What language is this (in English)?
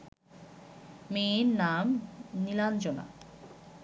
Bangla